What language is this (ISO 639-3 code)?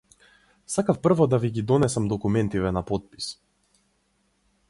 mkd